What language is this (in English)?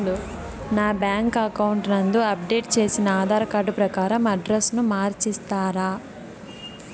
Telugu